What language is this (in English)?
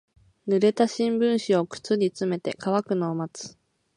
Japanese